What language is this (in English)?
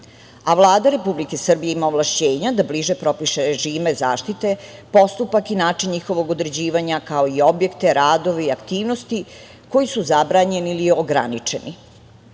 Serbian